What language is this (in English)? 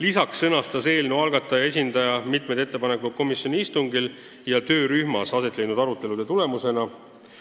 Estonian